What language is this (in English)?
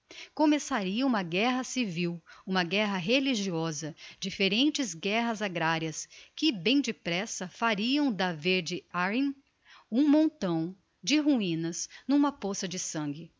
Portuguese